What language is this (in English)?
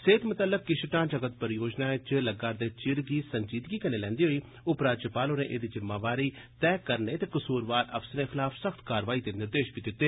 Dogri